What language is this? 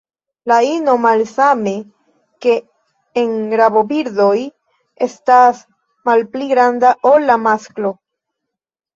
Esperanto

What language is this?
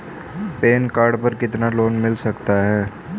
Hindi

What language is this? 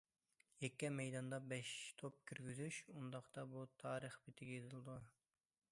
Uyghur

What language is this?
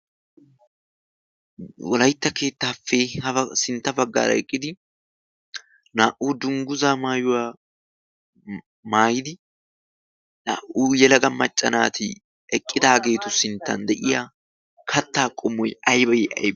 Wolaytta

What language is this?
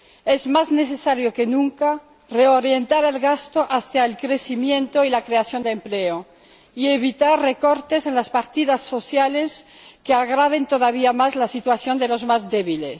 Spanish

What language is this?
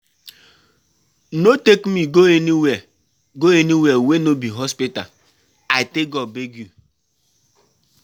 Nigerian Pidgin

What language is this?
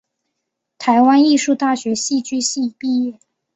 Chinese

